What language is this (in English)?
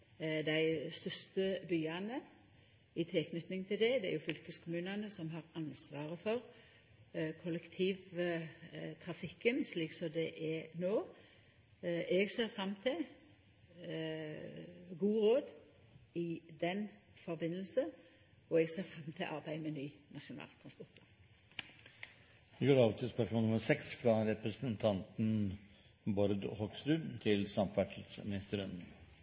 Norwegian Nynorsk